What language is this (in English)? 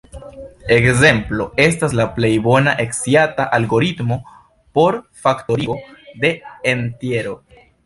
Esperanto